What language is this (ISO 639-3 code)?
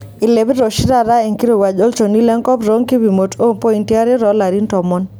mas